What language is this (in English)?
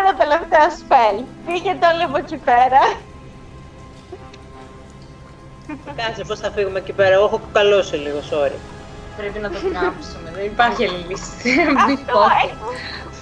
Greek